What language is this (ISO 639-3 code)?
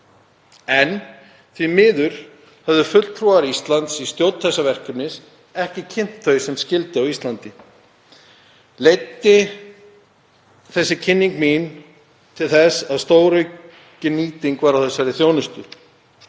isl